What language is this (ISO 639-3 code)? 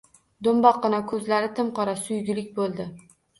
uzb